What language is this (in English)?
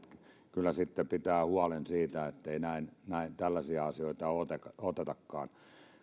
Finnish